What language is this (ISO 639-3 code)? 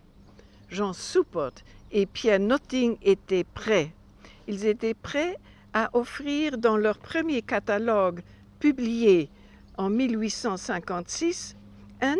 fra